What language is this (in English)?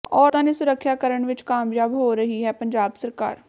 Punjabi